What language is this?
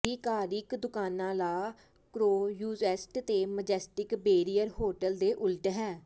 Punjabi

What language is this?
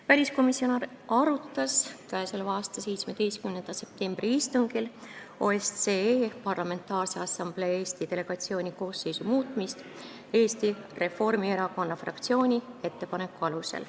Estonian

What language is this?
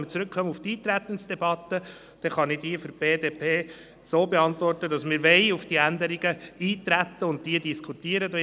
Swiss German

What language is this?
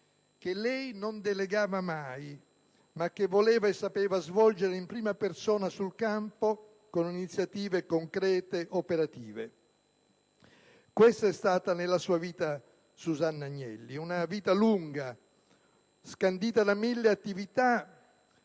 Italian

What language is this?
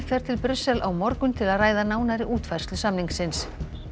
Icelandic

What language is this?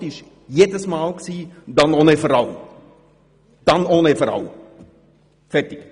Swiss German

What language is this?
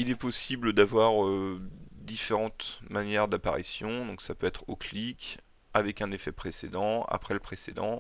French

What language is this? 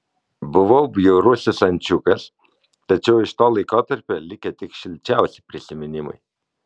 Lithuanian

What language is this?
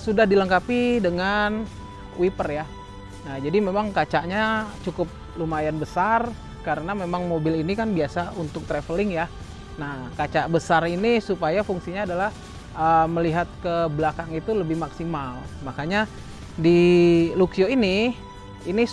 Indonesian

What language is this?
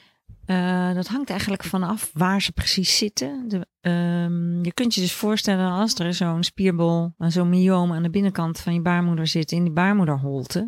Dutch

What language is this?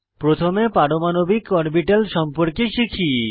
Bangla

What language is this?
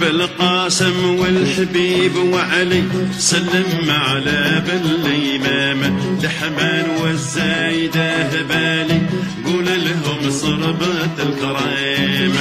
Arabic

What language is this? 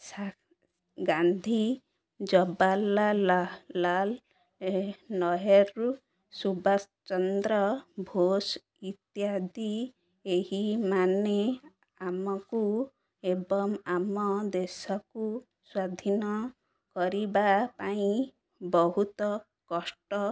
Odia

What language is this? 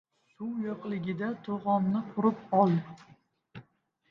Uzbek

